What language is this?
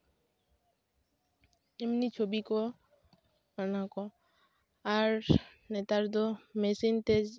Santali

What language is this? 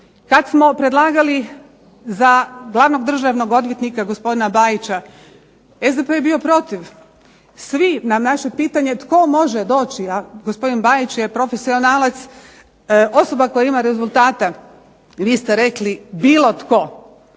Croatian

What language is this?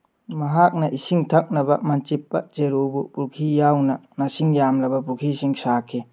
Manipuri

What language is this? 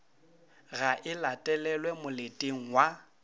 Northern Sotho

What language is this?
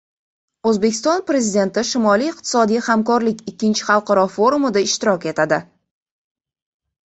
Uzbek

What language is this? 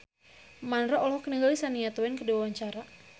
Sundanese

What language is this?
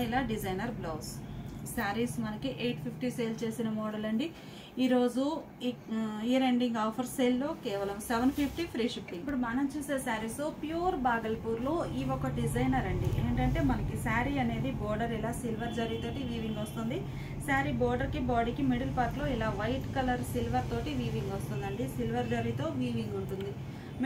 Telugu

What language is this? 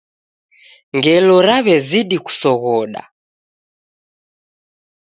Taita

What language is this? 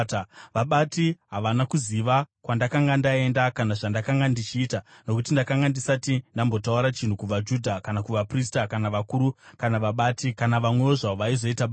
Shona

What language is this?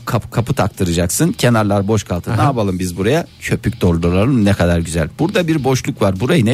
Turkish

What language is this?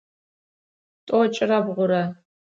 Adyghe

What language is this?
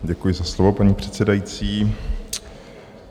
Czech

